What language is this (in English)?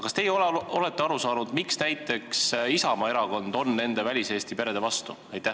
Estonian